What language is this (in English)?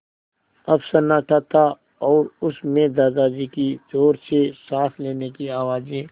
Hindi